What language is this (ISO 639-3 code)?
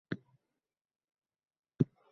uzb